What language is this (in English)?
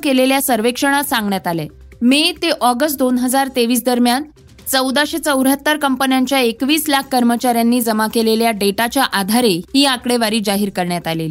Marathi